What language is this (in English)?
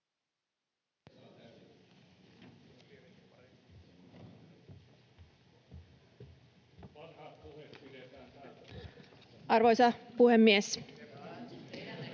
Finnish